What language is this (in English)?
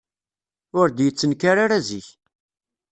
Kabyle